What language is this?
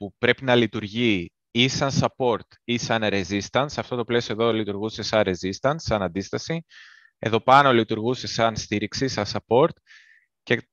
Greek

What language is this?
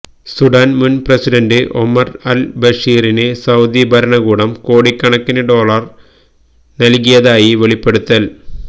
Malayalam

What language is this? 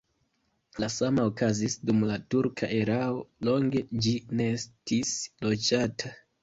Esperanto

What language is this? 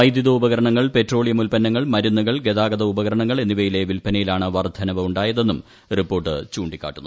Malayalam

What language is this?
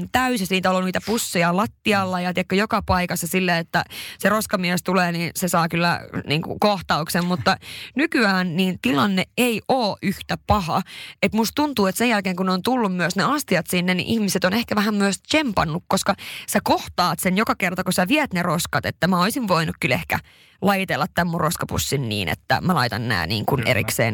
Finnish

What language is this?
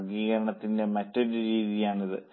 Malayalam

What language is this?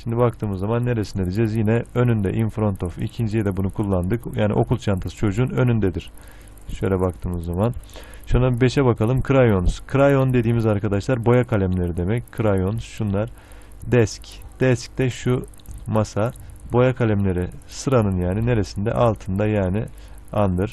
Turkish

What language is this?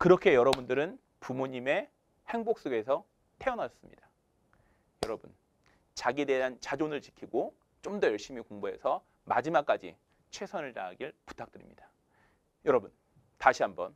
Korean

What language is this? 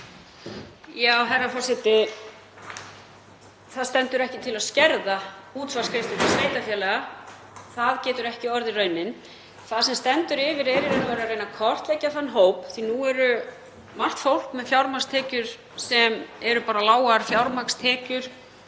Icelandic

